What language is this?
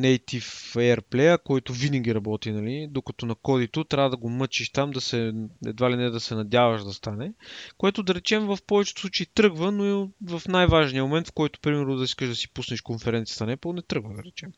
Bulgarian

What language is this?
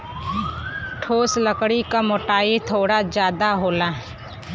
Bhojpuri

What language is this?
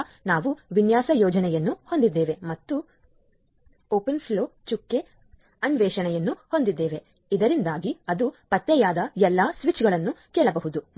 Kannada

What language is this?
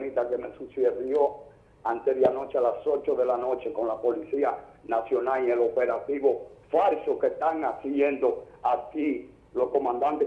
Spanish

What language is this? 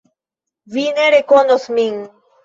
Esperanto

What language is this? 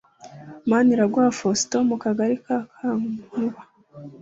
Kinyarwanda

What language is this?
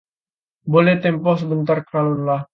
Indonesian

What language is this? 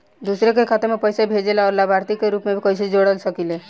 Bhojpuri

